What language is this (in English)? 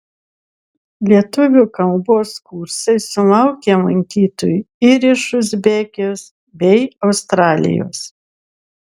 Lithuanian